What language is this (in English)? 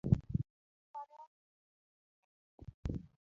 Luo (Kenya and Tanzania)